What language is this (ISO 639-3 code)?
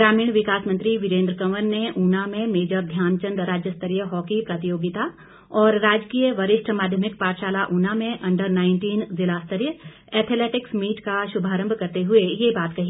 hin